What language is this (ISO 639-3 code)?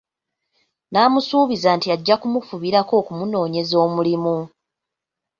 lug